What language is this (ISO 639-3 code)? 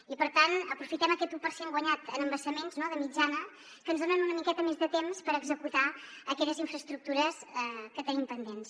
cat